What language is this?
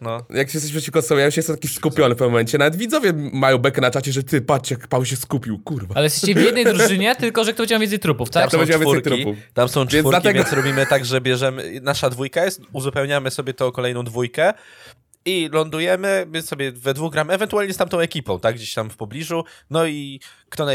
Polish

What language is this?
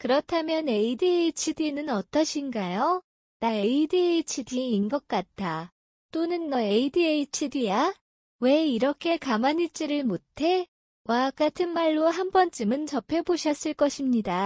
Korean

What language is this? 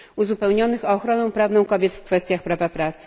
Polish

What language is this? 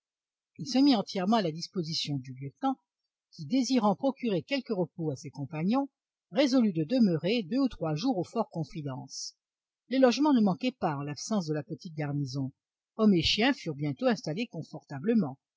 French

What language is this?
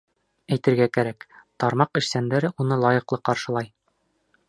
Bashkir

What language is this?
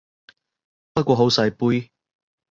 Cantonese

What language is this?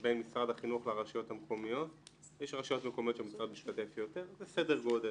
Hebrew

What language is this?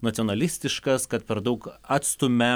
Lithuanian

